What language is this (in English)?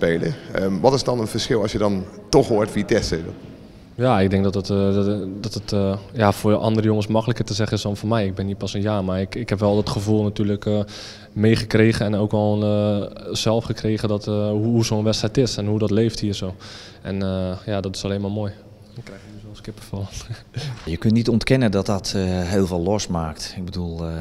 Dutch